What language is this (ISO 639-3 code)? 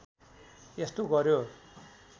nep